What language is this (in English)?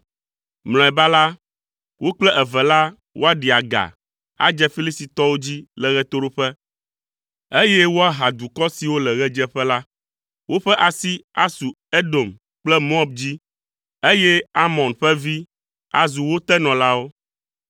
Ewe